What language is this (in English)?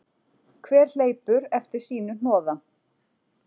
Icelandic